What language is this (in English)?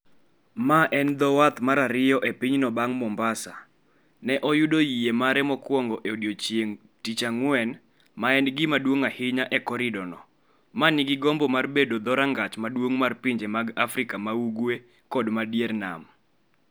Luo (Kenya and Tanzania)